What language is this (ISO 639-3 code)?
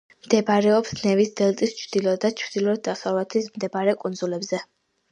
kat